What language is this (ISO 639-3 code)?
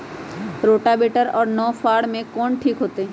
mag